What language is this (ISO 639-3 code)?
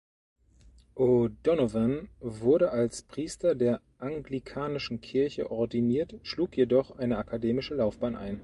deu